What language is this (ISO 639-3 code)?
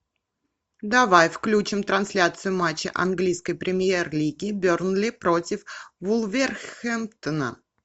rus